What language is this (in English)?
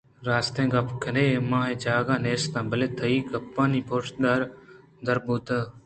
Eastern Balochi